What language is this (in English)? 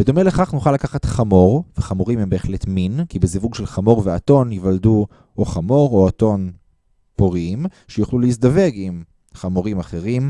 Hebrew